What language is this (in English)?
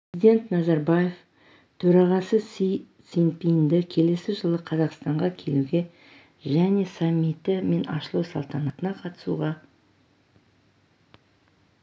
Kazakh